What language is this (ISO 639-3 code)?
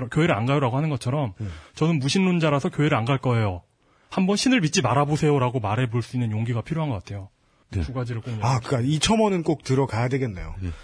kor